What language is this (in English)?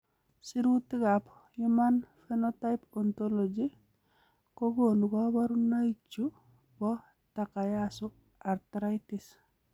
Kalenjin